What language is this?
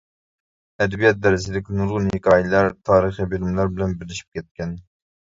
Uyghur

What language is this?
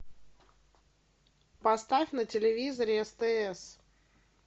Russian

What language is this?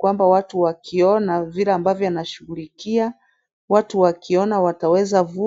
Swahili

